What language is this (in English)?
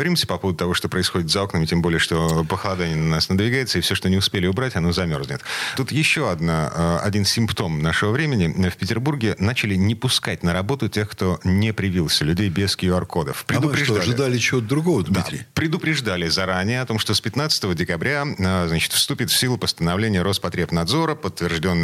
Russian